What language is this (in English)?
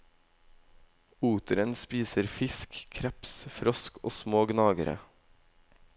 Norwegian